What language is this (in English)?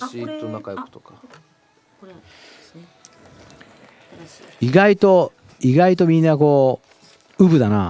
Japanese